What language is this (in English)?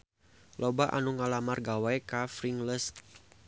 Sundanese